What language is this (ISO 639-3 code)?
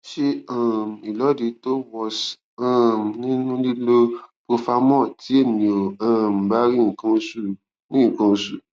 yor